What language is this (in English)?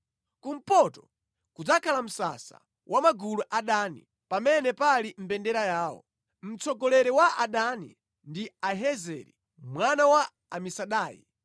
Nyanja